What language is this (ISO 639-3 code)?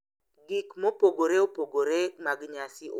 luo